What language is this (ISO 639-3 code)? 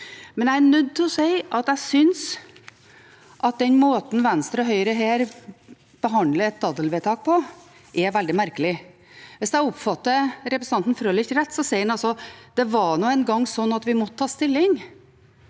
nor